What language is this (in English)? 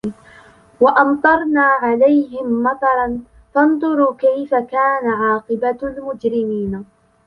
Arabic